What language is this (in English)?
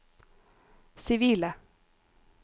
Norwegian